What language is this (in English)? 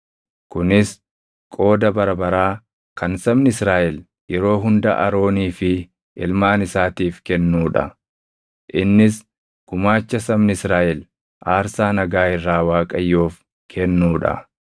Oromo